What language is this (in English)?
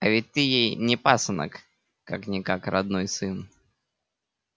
Russian